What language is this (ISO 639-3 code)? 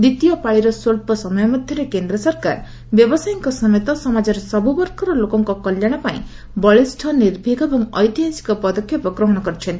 ori